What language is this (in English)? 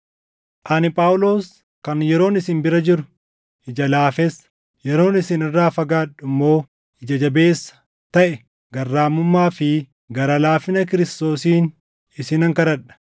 Oromo